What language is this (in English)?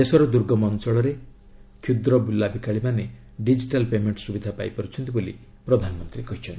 Odia